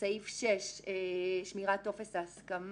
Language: Hebrew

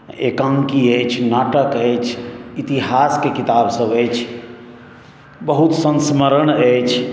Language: Maithili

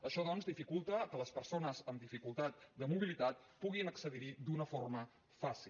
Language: Catalan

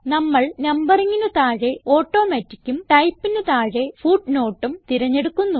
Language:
Malayalam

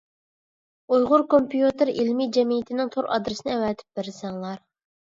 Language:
Uyghur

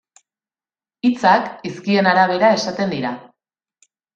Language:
Basque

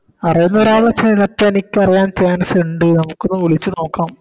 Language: Malayalam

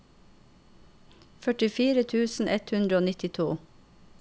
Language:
Norwegian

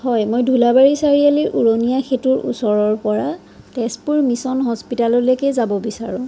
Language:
Assamese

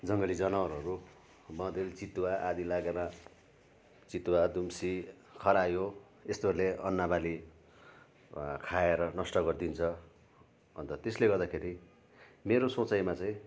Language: Nepali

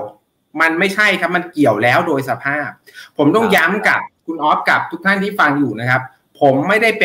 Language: Thai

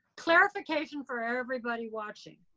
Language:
English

